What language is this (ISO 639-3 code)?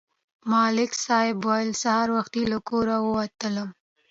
pus